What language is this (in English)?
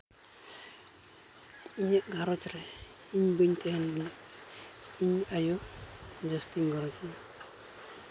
Santali